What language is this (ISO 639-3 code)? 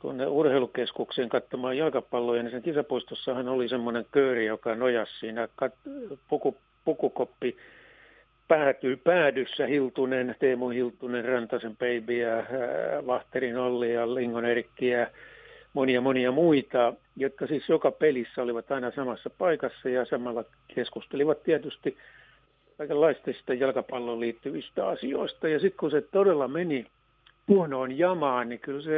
fin